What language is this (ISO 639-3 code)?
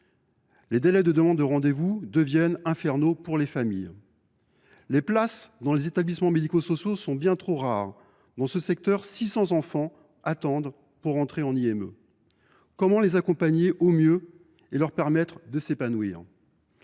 fra